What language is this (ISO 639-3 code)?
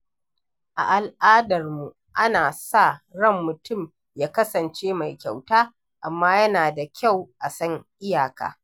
hau